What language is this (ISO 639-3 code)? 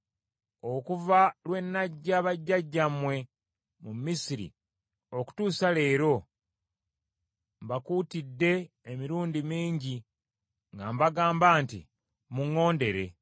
lug